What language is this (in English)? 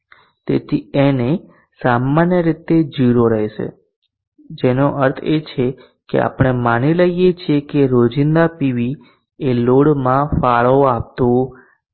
Gujarati